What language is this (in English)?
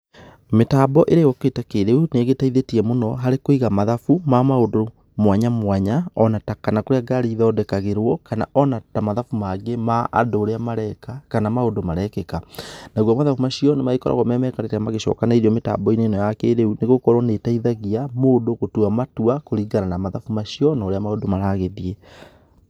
Kikuyu